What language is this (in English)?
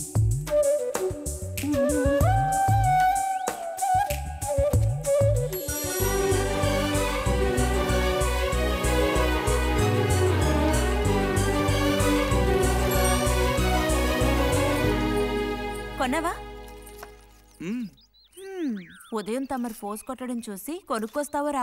Hindi